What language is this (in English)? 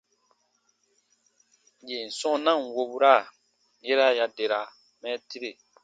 Baatonum